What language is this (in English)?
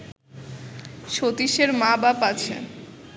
Bangla